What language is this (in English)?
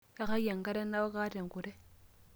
Masai